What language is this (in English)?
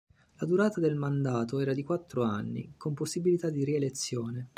Italian